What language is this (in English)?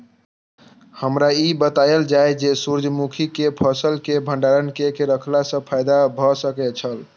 Maithili